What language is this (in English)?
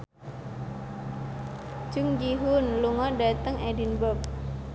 Javanese